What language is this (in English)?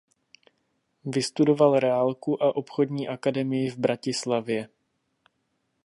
Czech